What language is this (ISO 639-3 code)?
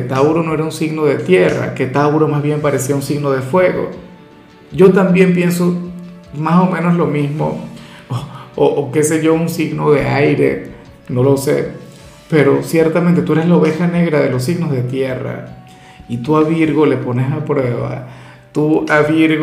spa